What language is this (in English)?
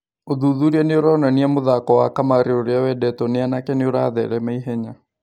Kikuyu